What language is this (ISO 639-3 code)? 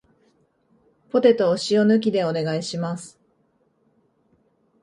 jpn